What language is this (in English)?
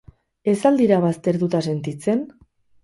Basque